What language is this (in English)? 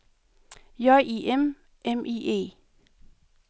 Danish